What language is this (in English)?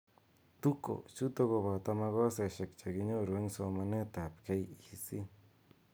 Kalenjin